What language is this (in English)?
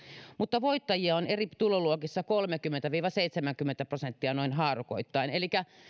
Finnish